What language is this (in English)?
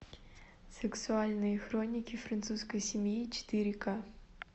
Russian